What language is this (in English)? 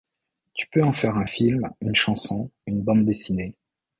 French